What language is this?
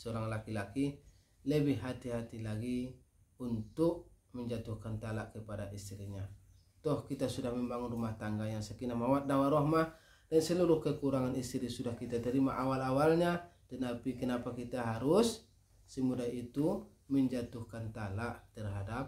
Indonesian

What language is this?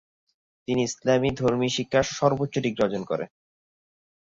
Bangla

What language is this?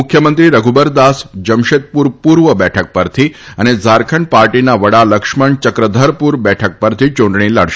Gujarati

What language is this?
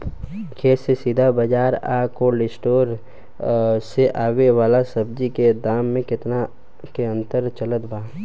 Bhojpuri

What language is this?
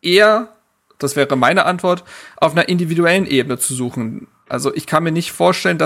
German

